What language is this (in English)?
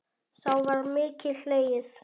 Icelandic